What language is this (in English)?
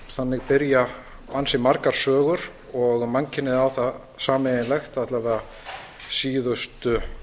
Icelandic